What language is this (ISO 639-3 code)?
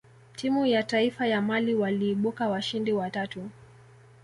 swa